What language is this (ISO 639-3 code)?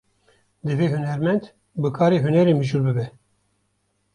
kur